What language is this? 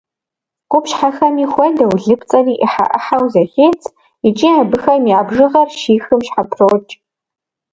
Kabardian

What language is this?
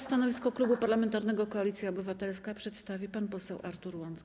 Polish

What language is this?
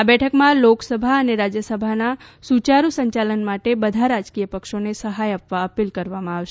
Gujarati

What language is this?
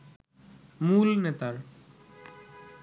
Bangla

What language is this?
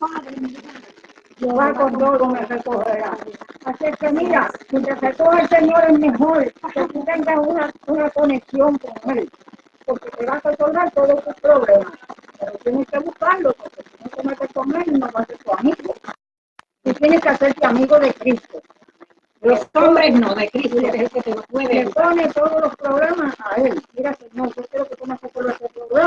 Spanish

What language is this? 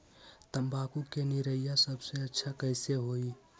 Magahi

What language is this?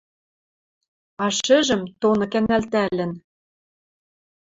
Western Mari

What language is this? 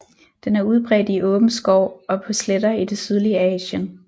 Danish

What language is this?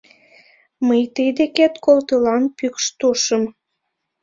Mari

